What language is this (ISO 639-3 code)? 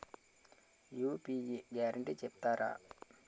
tel